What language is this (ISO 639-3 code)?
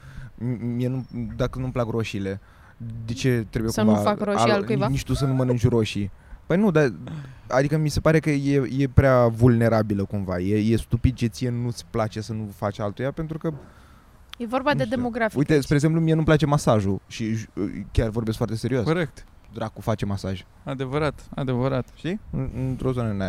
ron